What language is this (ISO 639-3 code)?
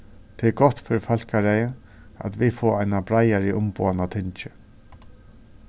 fao